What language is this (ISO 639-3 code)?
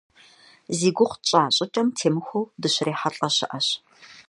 kbd